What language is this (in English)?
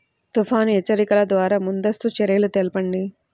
Telugu